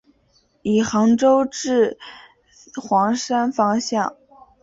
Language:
Chinese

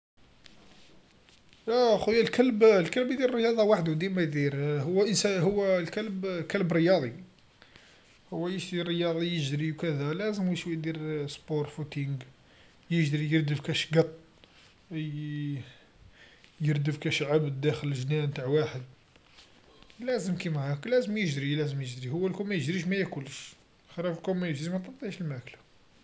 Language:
Algerian Arabic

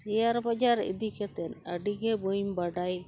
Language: Santali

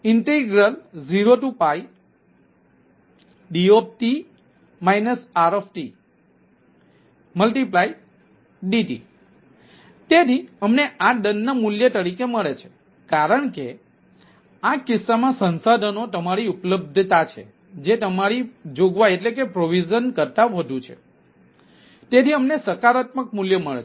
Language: Gujarati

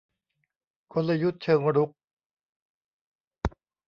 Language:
Thai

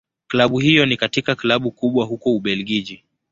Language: Swahili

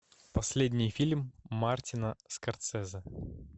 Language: Russian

